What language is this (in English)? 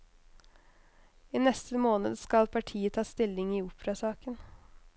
Norwegian